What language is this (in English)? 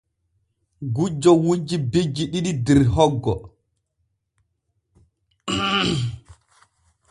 Borgu Fulfulde